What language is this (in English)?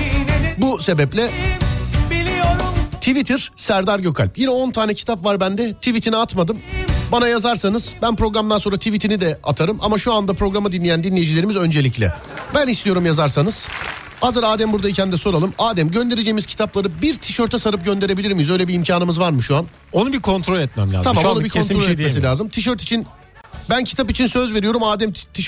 Turkish